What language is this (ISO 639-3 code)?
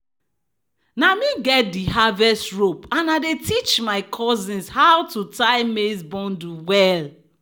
pcm